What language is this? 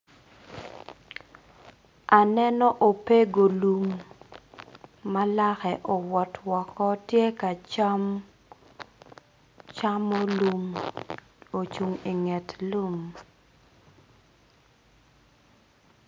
Acoli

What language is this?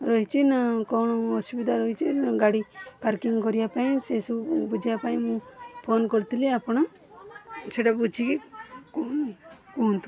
Odia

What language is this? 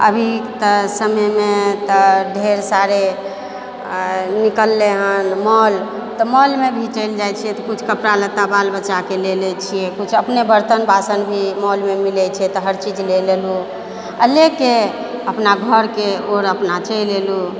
Maithili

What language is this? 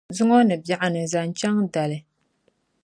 Dagbani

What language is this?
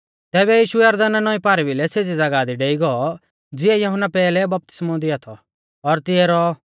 Mahasu Pahari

